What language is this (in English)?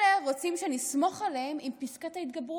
Hebrew